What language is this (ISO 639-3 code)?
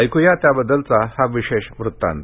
mar